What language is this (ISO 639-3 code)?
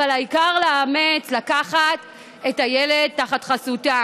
heb